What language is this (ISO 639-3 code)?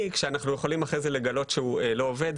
heb